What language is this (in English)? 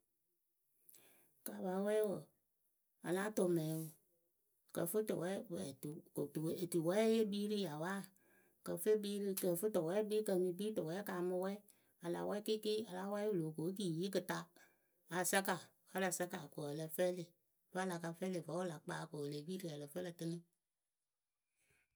Akebu